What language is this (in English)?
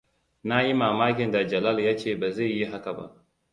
Hausa